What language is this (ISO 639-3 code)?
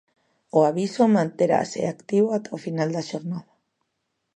glg